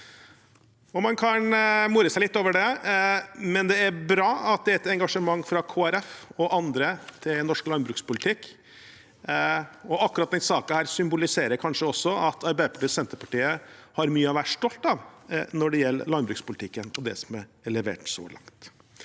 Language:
Norwegian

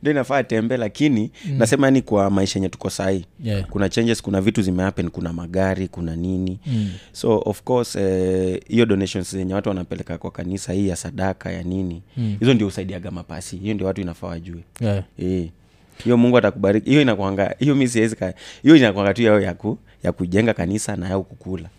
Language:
Swahili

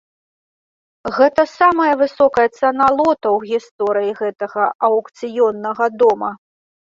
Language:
Belarusian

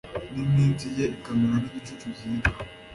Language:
Kinyarwanda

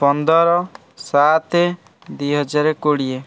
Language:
Odia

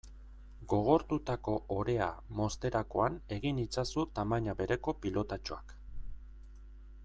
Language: Basque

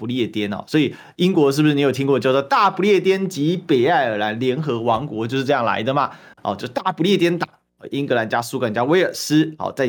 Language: Chinese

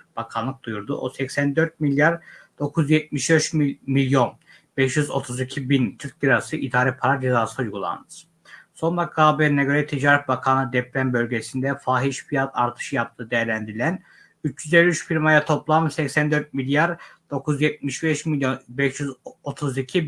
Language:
Turkish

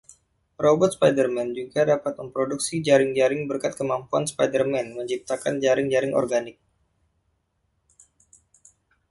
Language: Indonesian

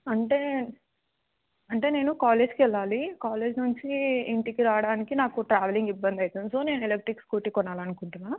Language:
Telugu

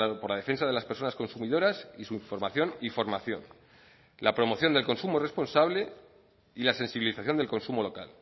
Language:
Spanish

